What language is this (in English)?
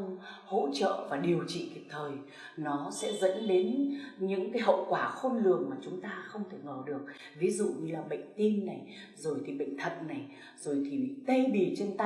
Vietnamese